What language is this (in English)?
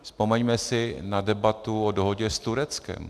Czech